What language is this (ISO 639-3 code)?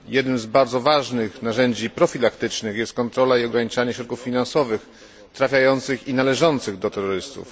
pol